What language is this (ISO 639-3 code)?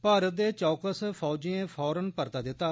doi